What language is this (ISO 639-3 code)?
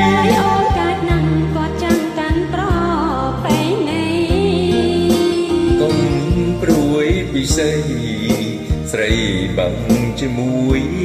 vie